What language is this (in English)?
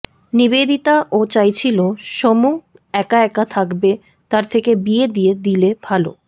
Bangla